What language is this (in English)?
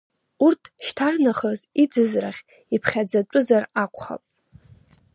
Abkhazian